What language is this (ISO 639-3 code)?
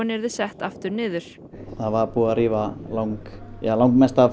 isl